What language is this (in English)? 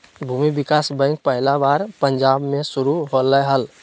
Magahi